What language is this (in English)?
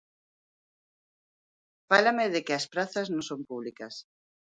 Galician